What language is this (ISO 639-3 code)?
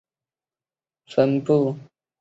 zho